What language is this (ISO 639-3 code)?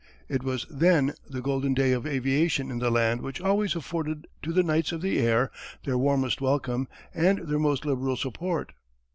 eng